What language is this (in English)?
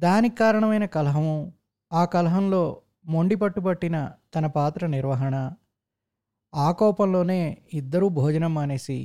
Telugu